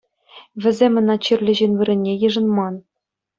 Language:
Chuvash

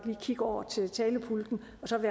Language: Danish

